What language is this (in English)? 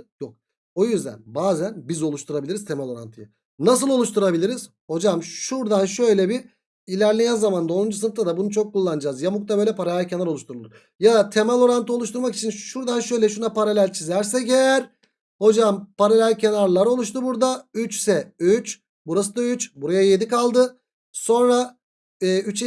Turkish